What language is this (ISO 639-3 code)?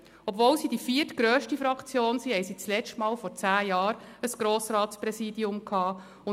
gsw